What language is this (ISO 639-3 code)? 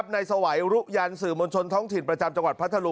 tha